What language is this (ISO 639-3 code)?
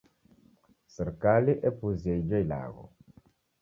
dav